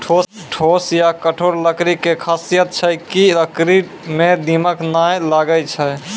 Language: Maithili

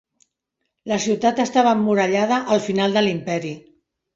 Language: Catalan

